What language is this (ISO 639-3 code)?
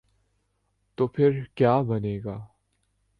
urd